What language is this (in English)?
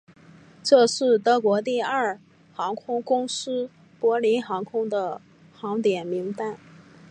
Chinese